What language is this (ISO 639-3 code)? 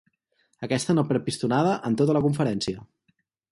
cat